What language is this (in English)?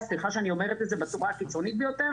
Hebrew